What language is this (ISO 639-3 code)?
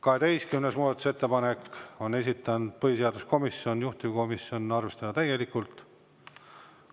est